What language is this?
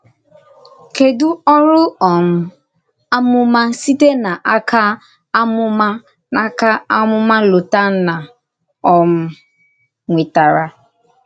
Igbo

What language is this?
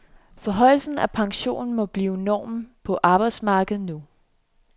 Danish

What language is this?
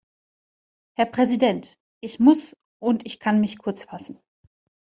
German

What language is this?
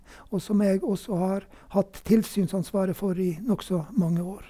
Norwegian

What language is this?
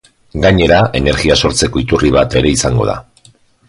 Basque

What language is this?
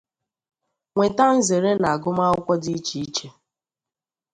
Igbo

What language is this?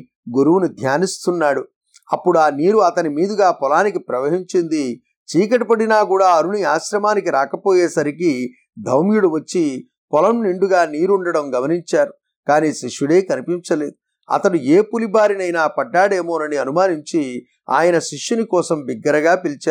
Telugu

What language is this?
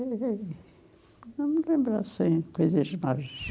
Portuguese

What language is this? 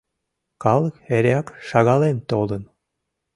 Mari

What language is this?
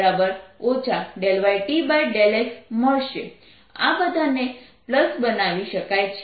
Gujarati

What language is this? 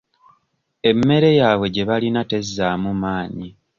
Ganda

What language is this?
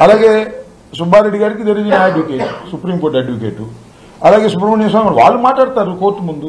Telugu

